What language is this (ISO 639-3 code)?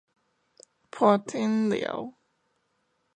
nan